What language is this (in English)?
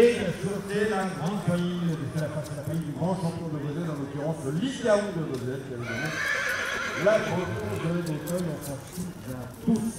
French